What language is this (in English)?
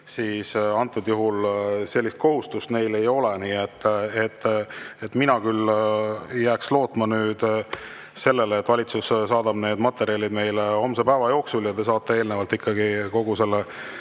Estonian